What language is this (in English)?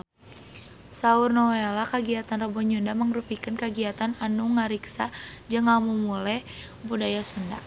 Sundanese